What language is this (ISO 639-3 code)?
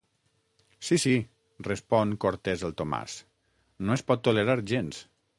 cat